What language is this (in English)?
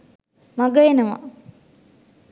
Sinhala